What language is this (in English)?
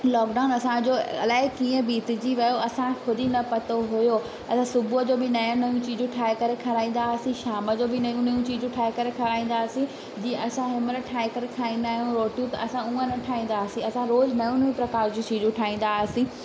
Sindhi